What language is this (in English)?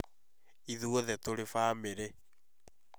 Kikuyu